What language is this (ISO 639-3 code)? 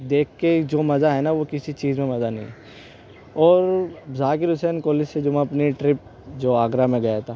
urd